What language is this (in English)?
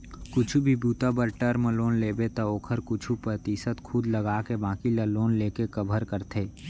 Chhattisgarhi